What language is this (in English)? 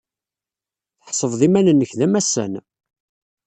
Kabyle